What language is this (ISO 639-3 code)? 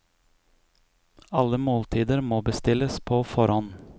nor